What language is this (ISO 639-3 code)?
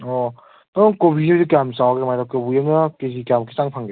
mni